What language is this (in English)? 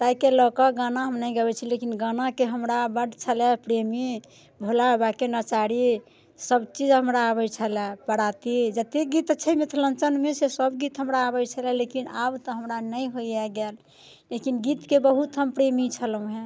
Maithili